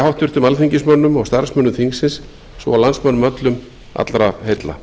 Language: Icelandic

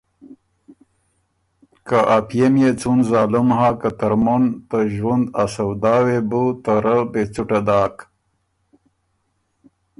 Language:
Ormuri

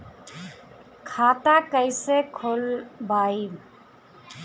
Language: Bhojpuri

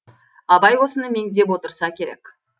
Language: Kazakh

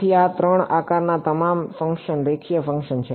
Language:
Gujarati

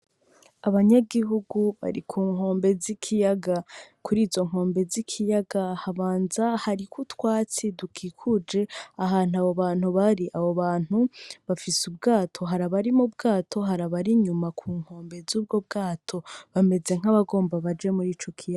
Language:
Rundi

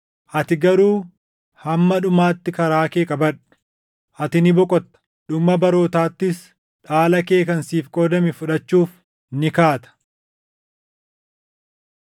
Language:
Oromo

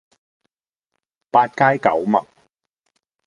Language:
Cantonese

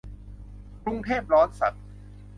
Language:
Thai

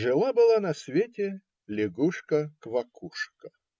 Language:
Russian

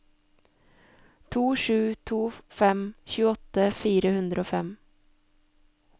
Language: Norwegian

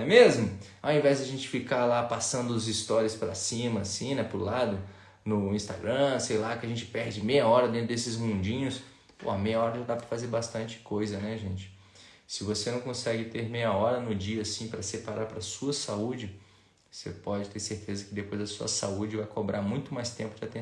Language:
Portuguese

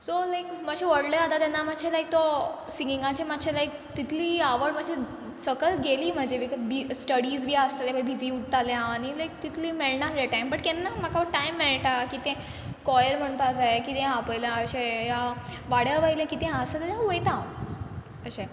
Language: Konkani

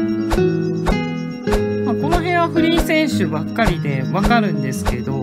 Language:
Japanese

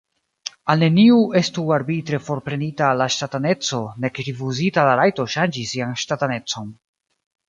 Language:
Esperanto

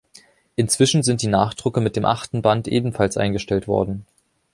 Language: German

